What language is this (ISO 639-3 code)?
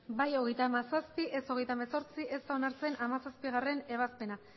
eus